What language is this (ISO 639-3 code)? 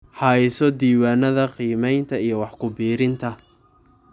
som